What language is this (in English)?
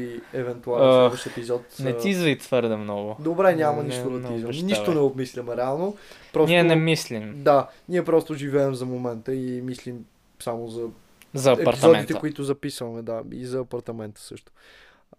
Bulgarian